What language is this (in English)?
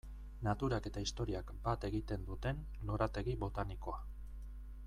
Basque